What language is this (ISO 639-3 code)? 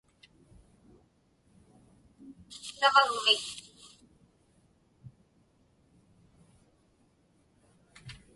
ipk